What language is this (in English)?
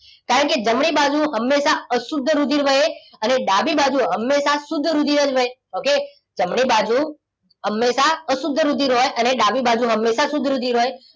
Gujarati